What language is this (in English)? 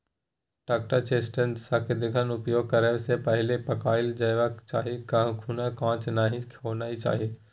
Maithili